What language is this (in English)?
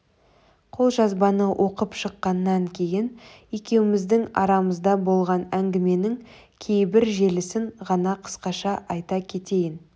Kazakh